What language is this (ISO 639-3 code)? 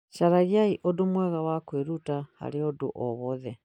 kik